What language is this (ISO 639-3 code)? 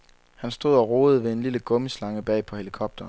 dan